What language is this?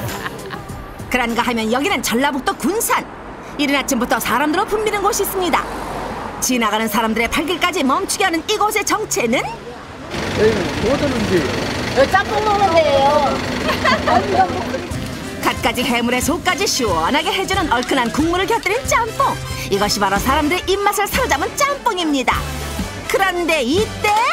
Korean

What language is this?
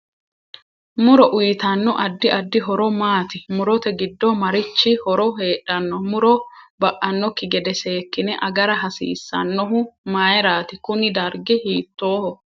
Sidamo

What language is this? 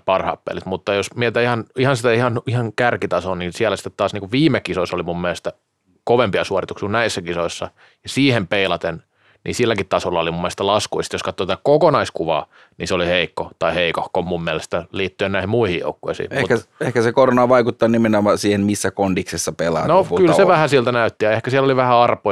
Finnish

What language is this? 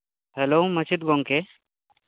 Santali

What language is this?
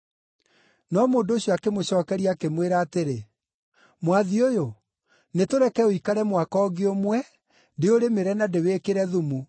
Kikuyu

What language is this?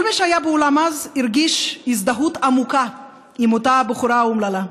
Hebrew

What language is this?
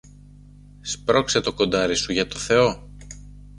Greek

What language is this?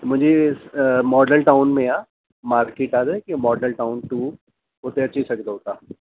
Sindhi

